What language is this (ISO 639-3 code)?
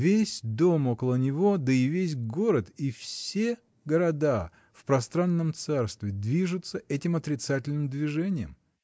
rus